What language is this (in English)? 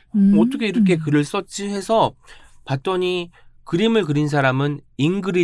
Korean